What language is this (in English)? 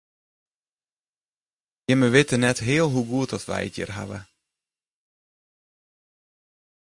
Western Frisian